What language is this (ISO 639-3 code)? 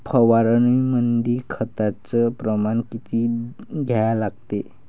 mar